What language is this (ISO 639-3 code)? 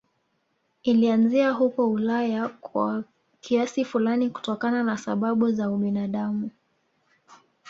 swa